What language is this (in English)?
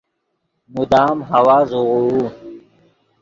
Yidgha